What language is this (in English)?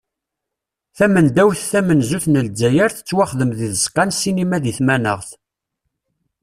Kabyle